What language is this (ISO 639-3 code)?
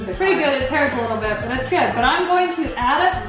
eng